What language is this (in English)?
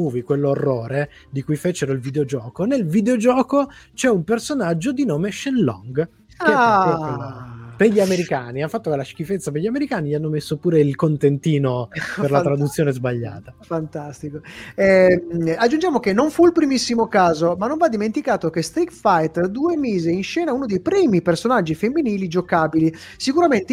Italian